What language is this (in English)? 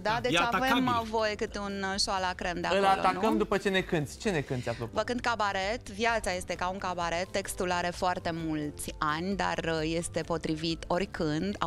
Romanian